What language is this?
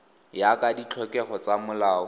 Tswana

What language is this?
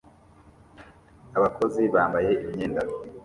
Kinyarwanda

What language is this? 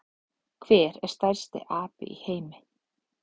Icelandic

